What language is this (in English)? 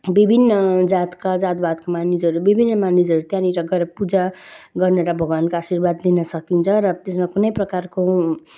Nepali